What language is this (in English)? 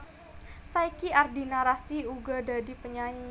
Javanese